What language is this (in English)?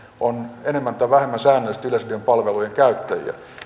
Finnish